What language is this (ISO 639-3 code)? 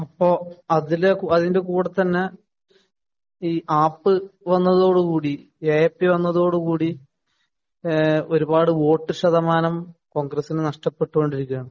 mal